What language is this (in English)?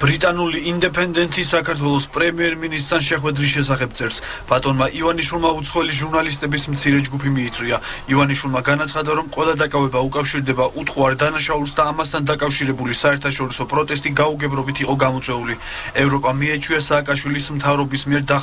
Romanian